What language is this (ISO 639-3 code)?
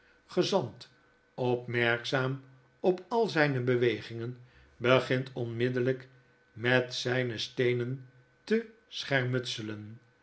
nld